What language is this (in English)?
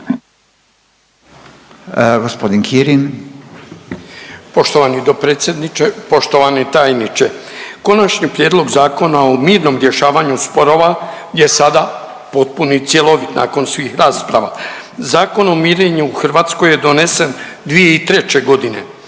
Croatian